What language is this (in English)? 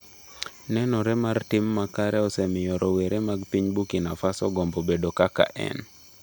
Luo (Kenya and Tanzania)